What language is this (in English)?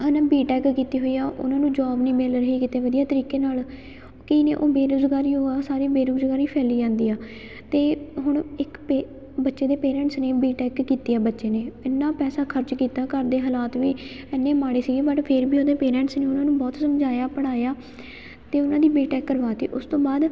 Punjabi